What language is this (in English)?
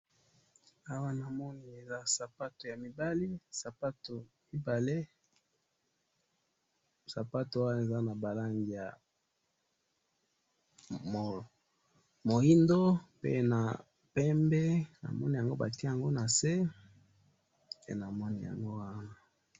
Lingala